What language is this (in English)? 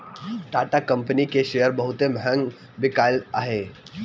Bhojpuri